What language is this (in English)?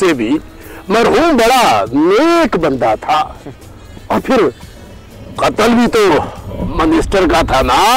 Hindi